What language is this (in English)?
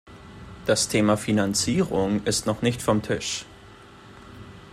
German